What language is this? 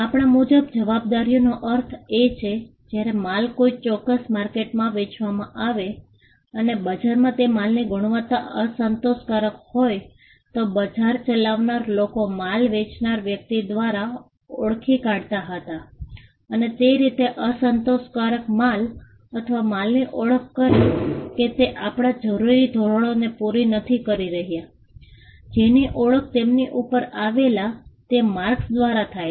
Gujarati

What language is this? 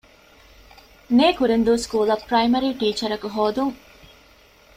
Divehi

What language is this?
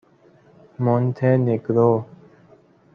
Persian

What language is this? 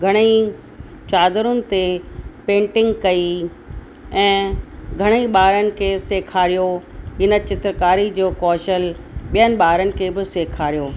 Sindhi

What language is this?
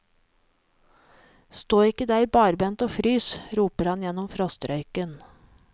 Norwegian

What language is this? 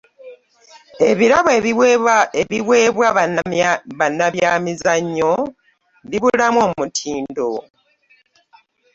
Ganda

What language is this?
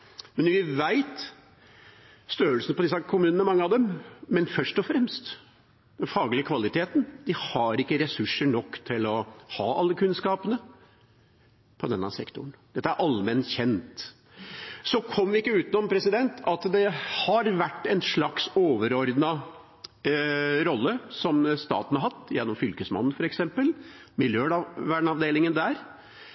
Norwegian Bokmål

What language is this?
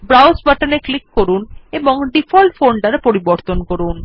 Bangla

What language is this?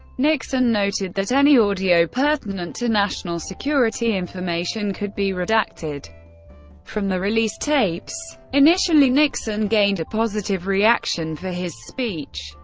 English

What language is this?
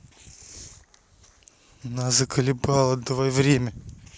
Russian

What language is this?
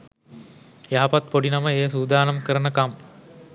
Sinhala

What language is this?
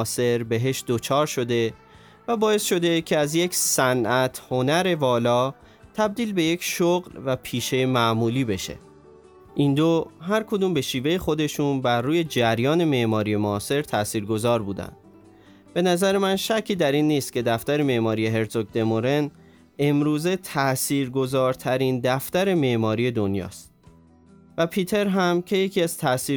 Persian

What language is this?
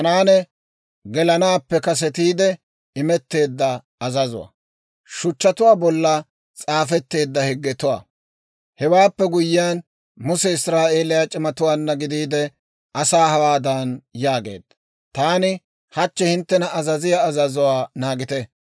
Dawro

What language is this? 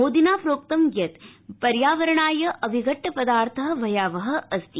Sanskrit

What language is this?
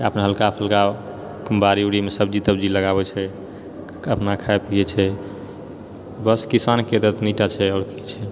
Maithili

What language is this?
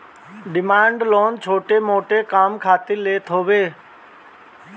Bhojpuri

